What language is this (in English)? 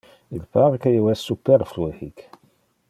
Interlingua